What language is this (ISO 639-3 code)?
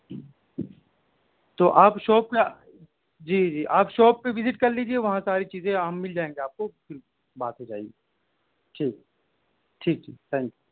urd